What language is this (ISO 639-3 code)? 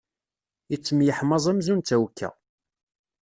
kab